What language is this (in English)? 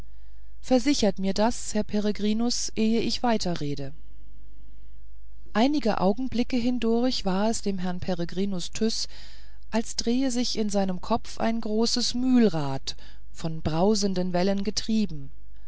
German